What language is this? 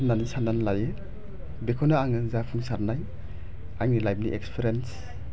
Bodo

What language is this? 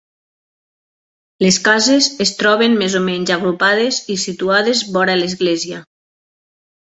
Catalan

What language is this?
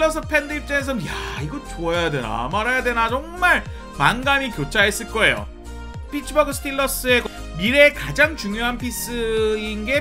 Korean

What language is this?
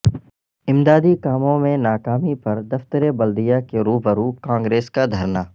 Urdu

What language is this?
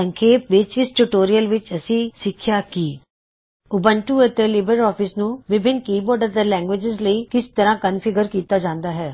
Punjabi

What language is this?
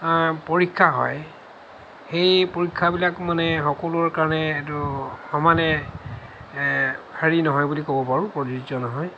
Assamese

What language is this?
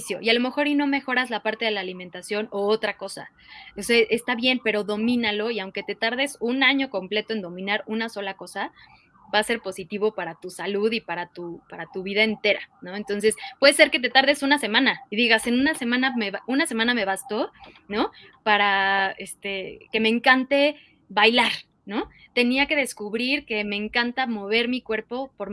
Spanish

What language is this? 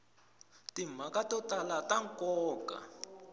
Tsonga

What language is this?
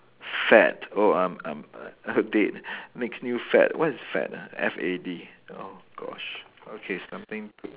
English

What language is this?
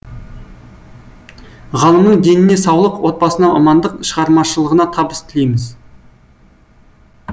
Kazakh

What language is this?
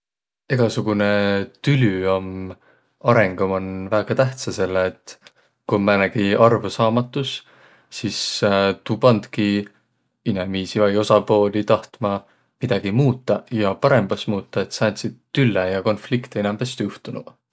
Võro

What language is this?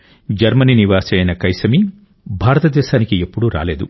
Telugu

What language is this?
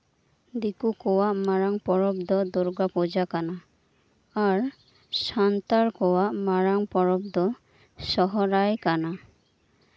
Santali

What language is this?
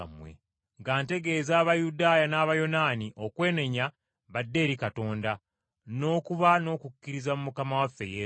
Ganda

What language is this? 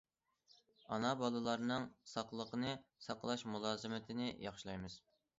Uyghur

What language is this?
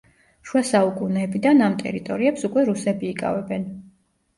Georgian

